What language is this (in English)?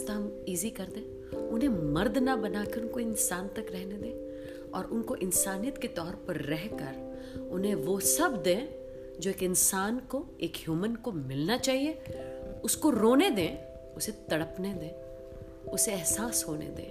Hindi